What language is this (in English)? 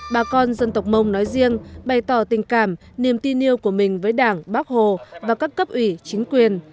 Vietnamese